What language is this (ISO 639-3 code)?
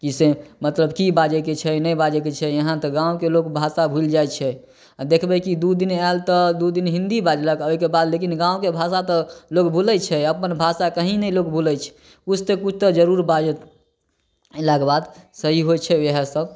mai